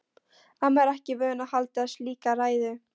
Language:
Icelandic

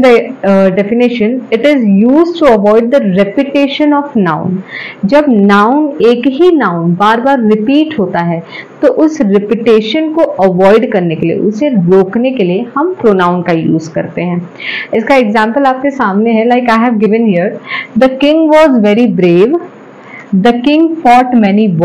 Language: Hindi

